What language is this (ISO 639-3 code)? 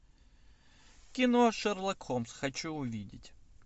rus